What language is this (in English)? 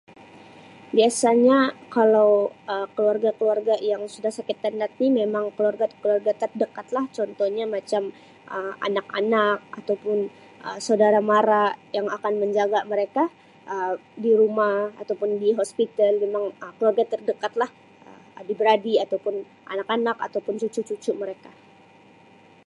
Sabah Malay